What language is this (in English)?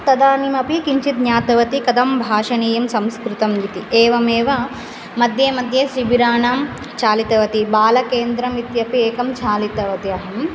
Sanskrit